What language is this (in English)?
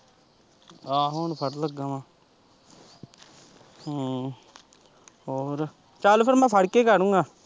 Punjabi